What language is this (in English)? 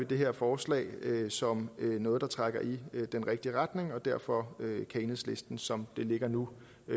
Danish